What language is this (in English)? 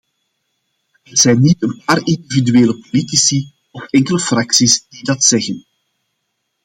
Dutch